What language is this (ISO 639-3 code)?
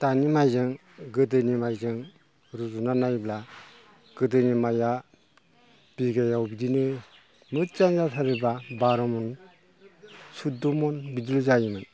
brx